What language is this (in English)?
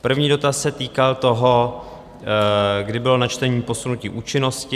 Czech